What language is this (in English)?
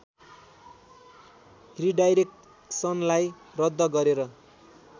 Nepali